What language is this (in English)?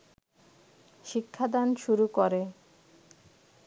Bangla